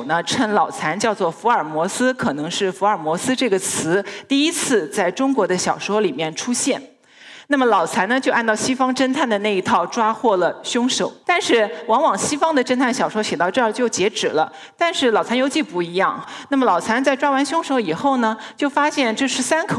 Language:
Chinese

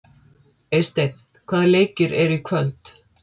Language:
Icelandic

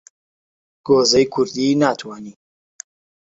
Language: Central Kurdish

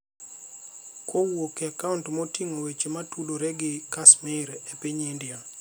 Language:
Luo (Kenya and Tanzania)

